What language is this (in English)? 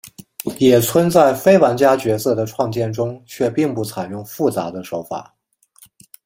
Chinese